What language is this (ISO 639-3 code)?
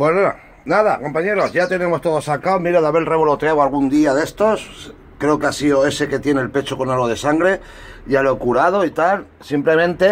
spa